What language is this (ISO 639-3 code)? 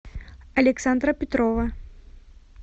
rus